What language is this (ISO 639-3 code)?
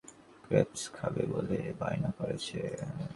ben